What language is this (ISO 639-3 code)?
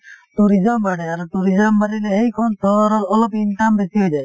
asm